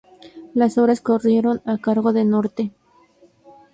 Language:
Spanish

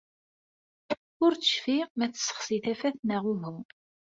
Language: Kabyle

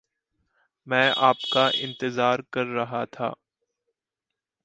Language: Hindi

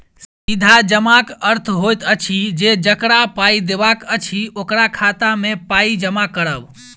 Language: Maithili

